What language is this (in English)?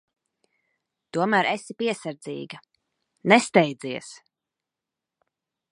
Latvian